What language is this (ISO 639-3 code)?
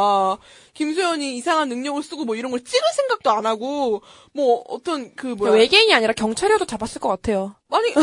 kor